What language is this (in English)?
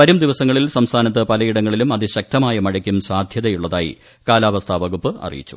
Malayalam